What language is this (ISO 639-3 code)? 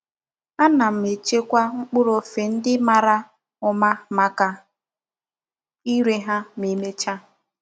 ibo